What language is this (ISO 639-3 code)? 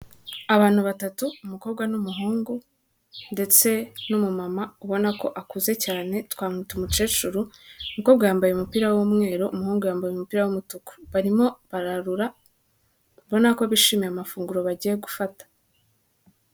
kin